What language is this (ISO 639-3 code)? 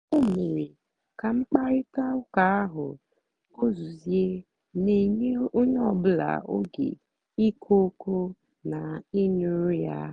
ibo